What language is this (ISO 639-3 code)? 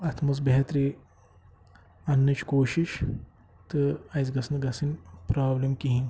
kas